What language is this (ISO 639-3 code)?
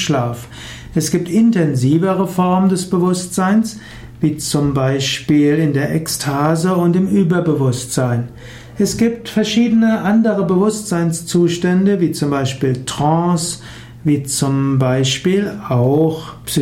deu